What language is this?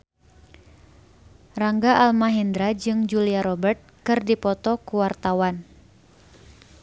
Sundanese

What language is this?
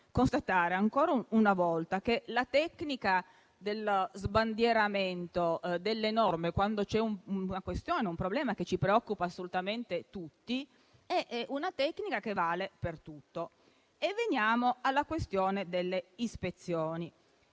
Italian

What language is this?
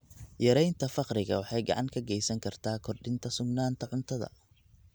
Somali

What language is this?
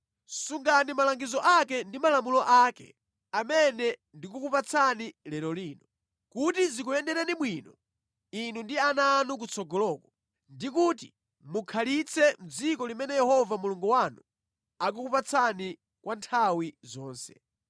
Nyanja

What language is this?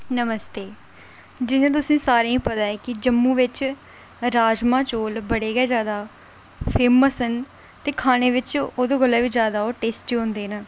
Dogri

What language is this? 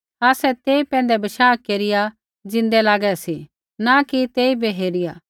Kullu Pahari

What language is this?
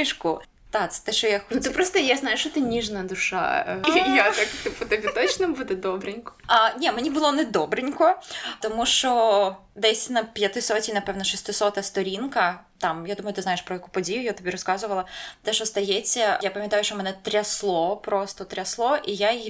Ukrainian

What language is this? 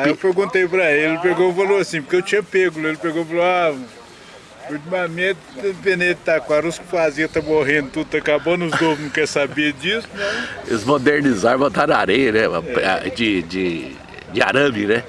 Portuguese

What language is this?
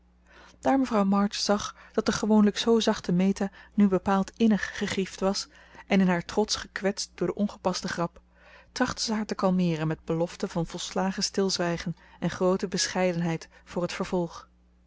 Dutch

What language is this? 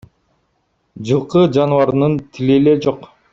Kyrgyz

